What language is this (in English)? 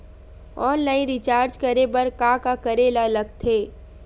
Chhattisgarhi